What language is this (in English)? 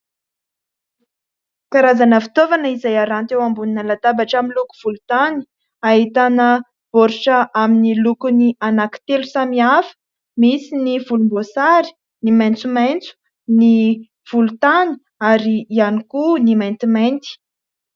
Malagasy